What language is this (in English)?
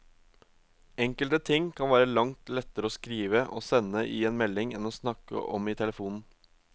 Norwegian